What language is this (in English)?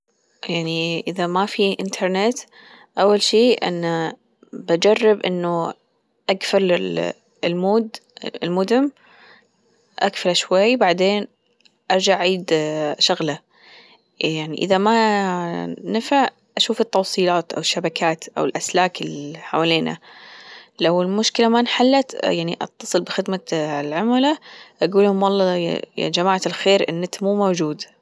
Gulf Arabic